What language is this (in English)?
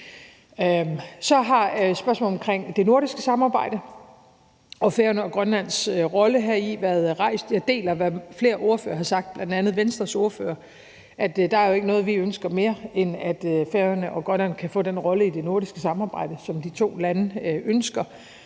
Danish